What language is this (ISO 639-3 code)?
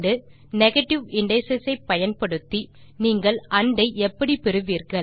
tam